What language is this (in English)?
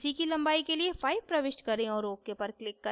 Hindi